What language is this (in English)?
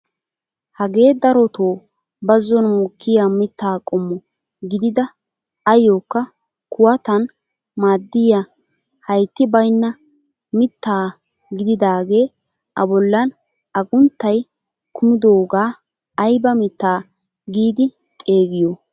Wolaytta